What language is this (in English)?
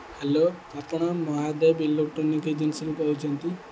Odia